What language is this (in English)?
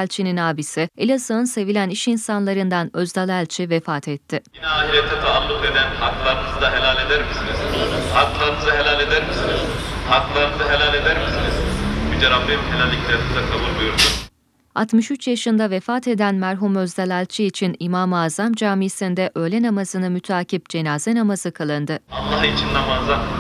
Turkish